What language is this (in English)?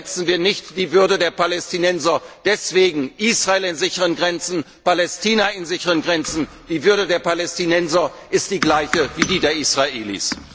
German